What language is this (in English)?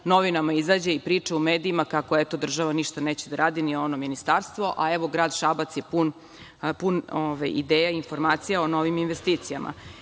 Serbian